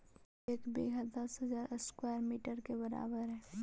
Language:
Magahi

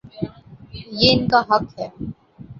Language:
Urdu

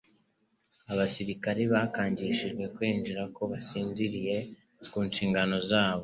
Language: Kinyarwanda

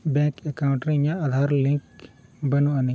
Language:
Santali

